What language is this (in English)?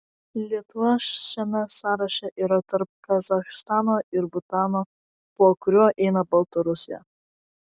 Lithuanian